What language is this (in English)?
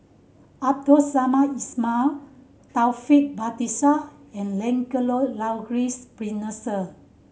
English